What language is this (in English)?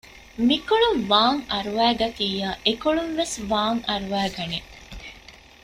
Divehi